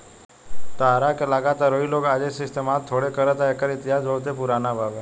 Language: Bhojpuri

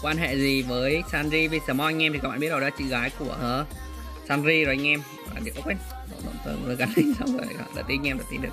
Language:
Vietnamese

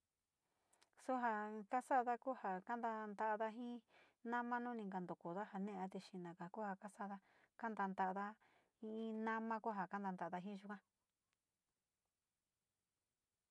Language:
Sinicahua Mixtec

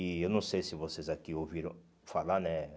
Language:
Portuguese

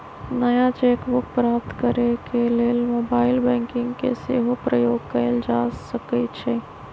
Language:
Magahi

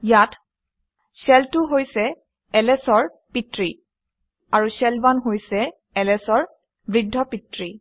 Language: Assamese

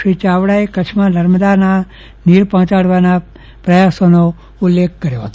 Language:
Gujarati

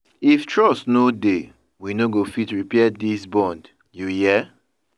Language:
Nigerian Pidgin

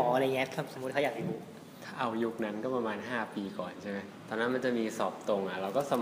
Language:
Thai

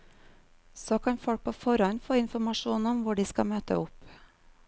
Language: Norwegian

